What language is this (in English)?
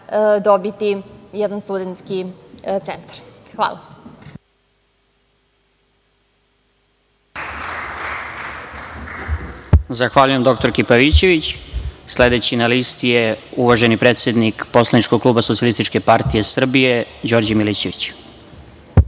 Serbian